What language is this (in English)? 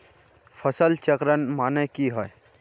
Magahi